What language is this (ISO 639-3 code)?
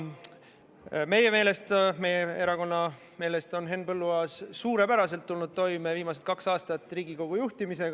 est